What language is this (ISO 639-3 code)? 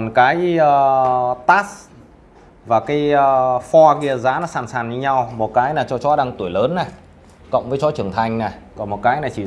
vie